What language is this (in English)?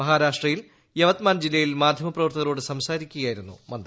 Malayalam